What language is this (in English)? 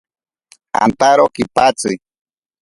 Ashéninka Perené